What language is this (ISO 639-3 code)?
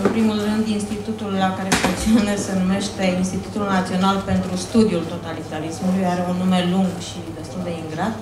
ron